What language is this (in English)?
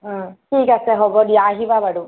Assamese